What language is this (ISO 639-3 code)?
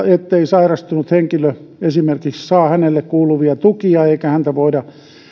fin